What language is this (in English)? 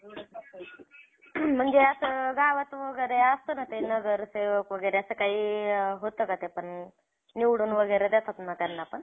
Marathi